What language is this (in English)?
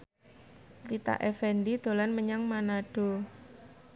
Javanese